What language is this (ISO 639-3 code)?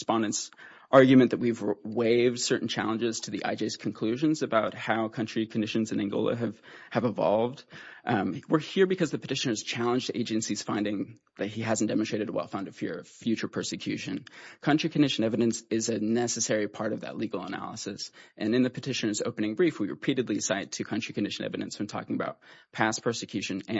eng